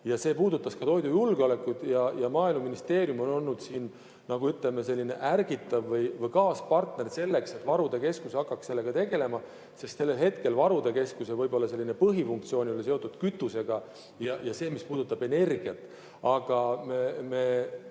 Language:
Estonian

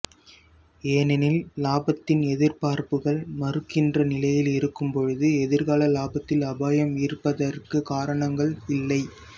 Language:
Tamil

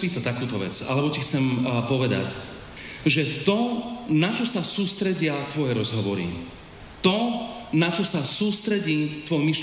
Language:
Slovak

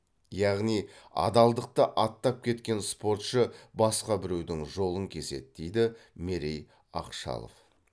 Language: Kazakh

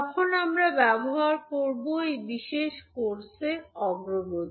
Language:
Bangla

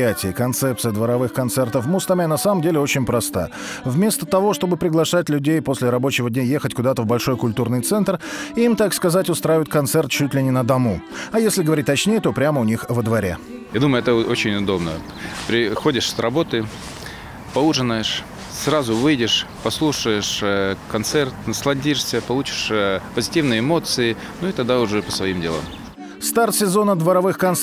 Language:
Russian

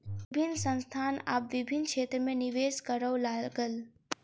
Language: Maithili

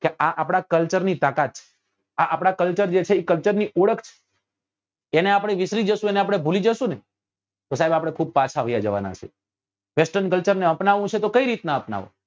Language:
Gujarati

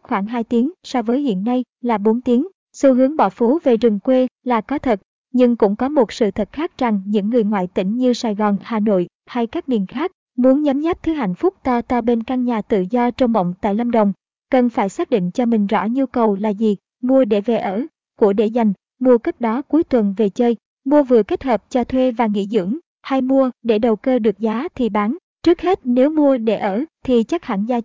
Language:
Vietnamese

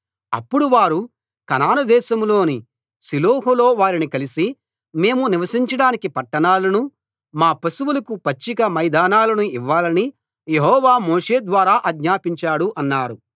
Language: Telugu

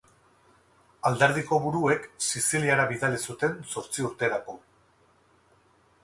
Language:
Basque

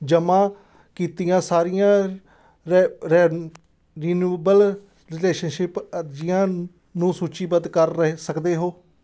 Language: Punjabi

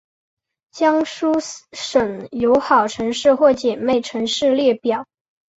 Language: Chinese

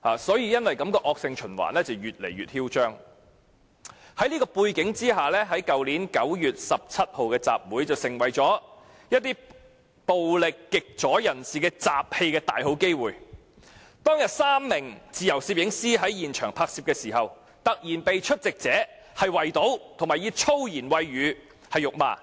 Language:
Cantonese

